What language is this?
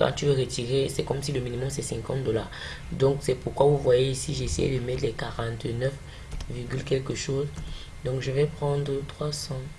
French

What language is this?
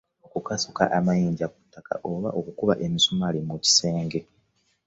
Ganda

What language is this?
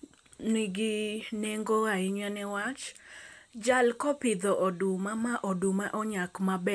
Luo (Kenya and Tanzania)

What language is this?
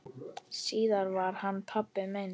Icelandic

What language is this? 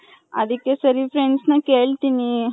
Kannada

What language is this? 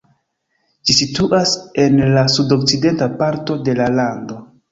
Esperanto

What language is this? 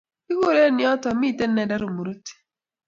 Kalenjin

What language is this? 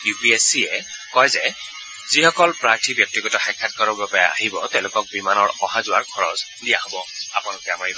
Assamese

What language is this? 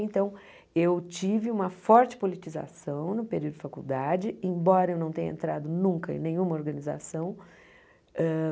Portuguese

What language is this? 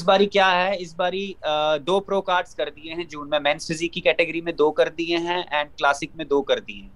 Urdu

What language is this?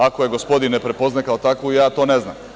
Serbian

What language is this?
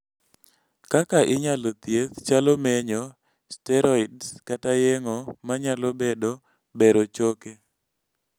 Luo (Kenya and Tanzania)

